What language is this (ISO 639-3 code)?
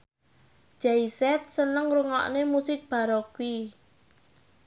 jav